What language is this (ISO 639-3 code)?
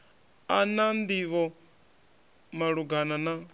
ven